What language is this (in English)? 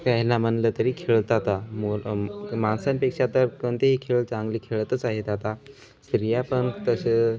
Marathi